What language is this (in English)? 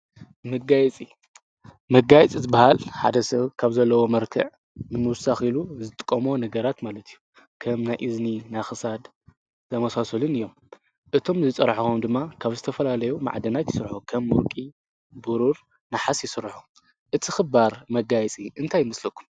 Tigrinya